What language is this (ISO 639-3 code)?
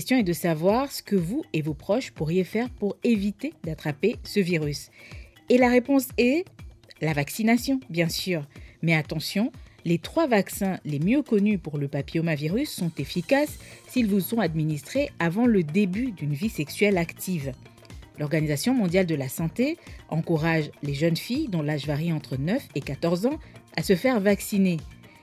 fra